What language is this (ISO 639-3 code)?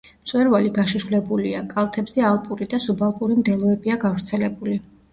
kat